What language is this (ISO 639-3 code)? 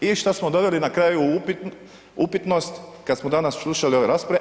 hrv